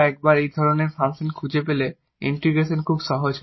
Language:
Bangla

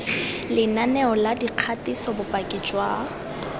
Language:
Tswana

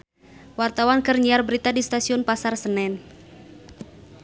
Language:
Sundanese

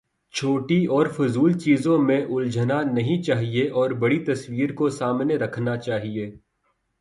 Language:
Urdu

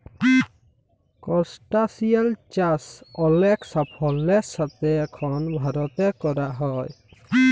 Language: Bangla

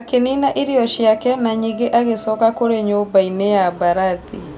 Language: Kikuyu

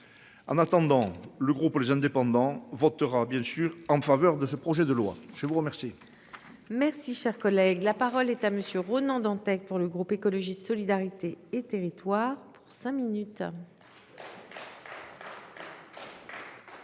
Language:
French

